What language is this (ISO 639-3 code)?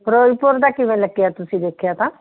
pan